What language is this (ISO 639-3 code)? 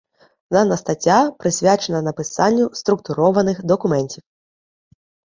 ukr